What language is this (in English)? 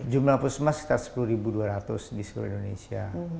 Indonesian